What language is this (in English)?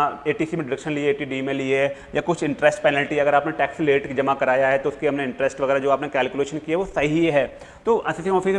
Hindi